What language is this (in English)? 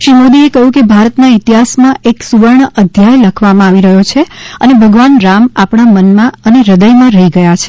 Gujarati